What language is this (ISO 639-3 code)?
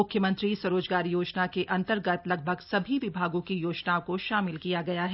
hin